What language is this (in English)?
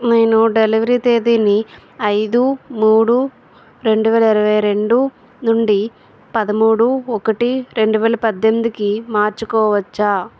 Telugu